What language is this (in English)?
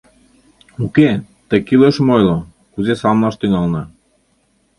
Mari